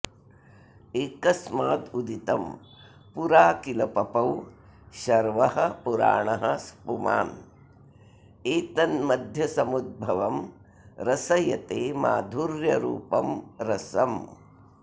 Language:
Sanskrit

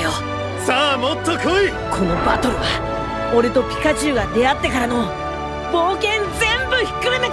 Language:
Japanese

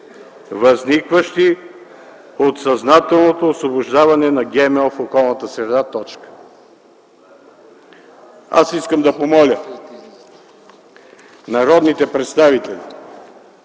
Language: Bulgarian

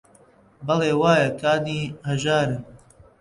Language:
Central Kurdish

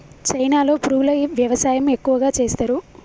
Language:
Telugu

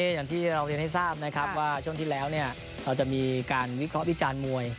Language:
Thai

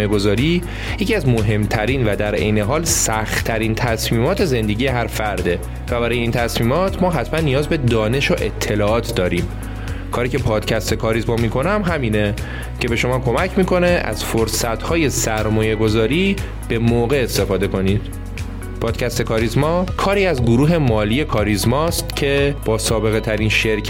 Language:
Persian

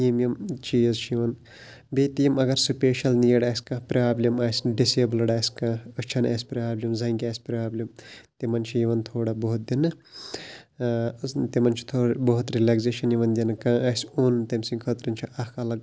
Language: Kashmiri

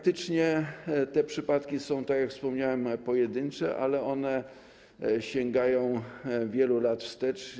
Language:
Polish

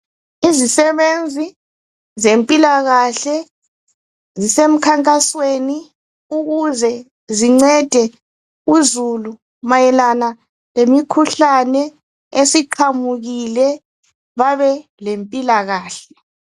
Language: North Ndebele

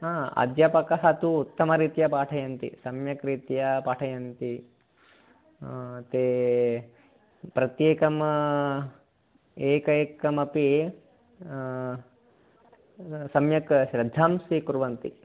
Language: Sanskrit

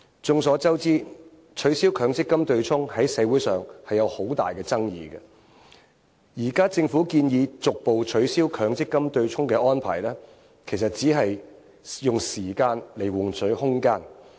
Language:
Cantonese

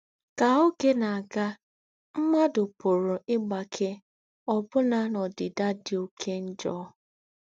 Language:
Igbo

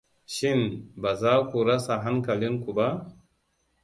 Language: Hausa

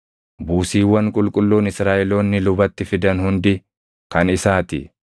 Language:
Oromo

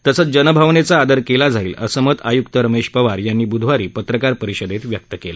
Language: Marathi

